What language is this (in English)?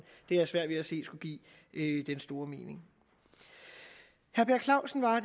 Danish